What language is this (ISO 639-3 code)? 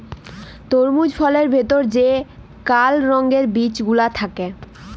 ben